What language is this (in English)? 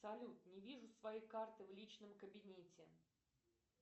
Russian